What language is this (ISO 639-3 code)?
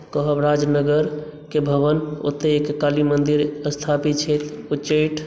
mai